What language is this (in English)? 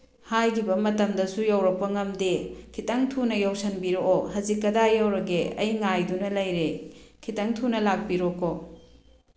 Manipuri